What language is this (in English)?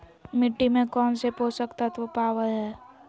Magahi